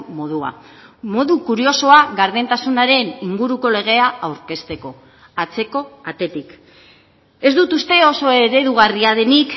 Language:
Basque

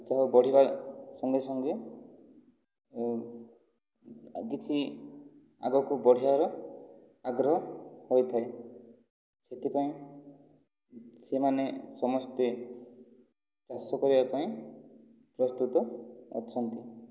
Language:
Odia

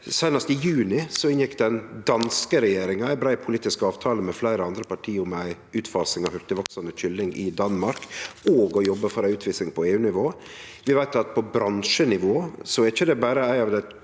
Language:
Norwegian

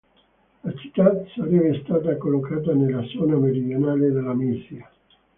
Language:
Italian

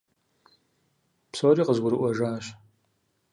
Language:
Kabardian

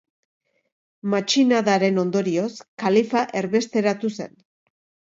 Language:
Basque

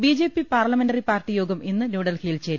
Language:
Malayalam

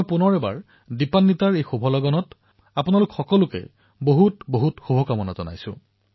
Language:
Assamese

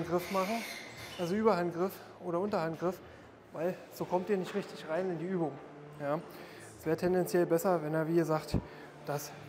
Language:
German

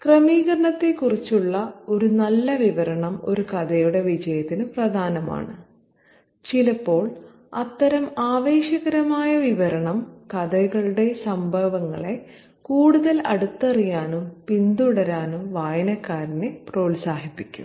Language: Malayalam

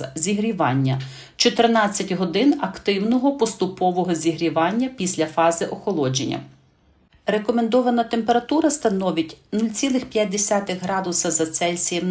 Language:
Ukrainian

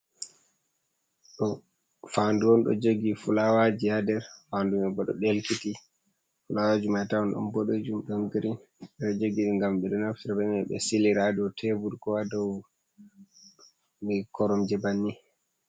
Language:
Fula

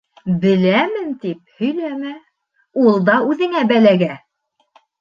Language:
Bashkir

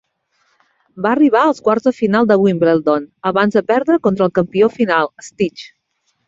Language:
Catalan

